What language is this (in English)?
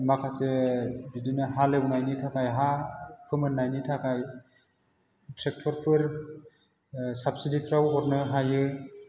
Bodo